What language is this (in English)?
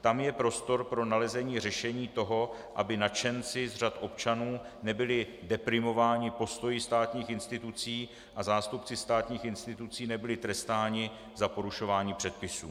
Czech